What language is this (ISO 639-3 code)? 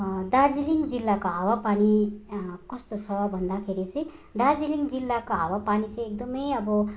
nep